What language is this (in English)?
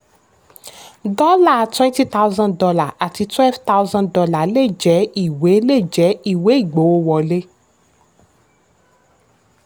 Yoruba